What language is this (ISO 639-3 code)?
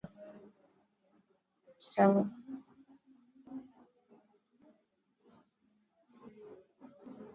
swa